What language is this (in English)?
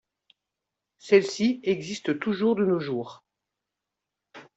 French